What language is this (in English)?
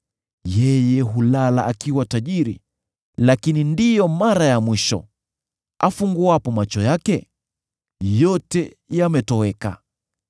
Swahili